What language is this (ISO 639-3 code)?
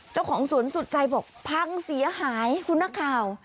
tha